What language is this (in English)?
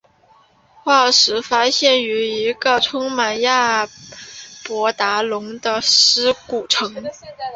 Chinese